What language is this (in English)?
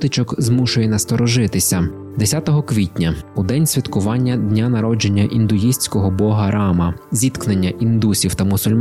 Ukrainian